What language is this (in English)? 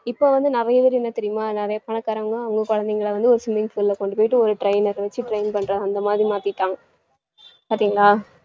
Tamil